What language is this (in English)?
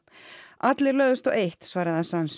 Icelandic